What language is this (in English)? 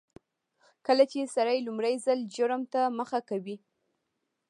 Pashto